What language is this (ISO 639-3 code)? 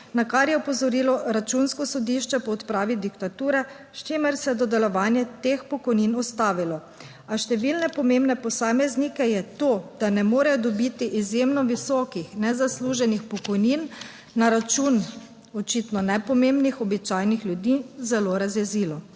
slv